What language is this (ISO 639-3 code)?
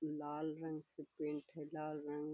mag